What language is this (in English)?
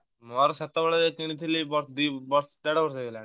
Odia